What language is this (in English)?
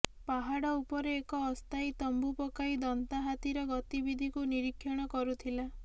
Odia